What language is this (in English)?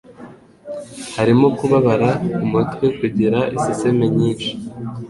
Kinyarwanda